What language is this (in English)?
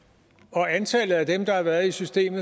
Danish